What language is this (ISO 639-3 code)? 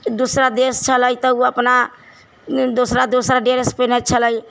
mai